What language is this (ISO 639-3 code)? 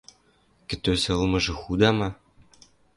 mrj